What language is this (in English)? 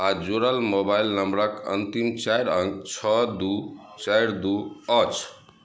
Maithili